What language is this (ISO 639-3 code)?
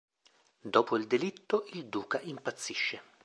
ita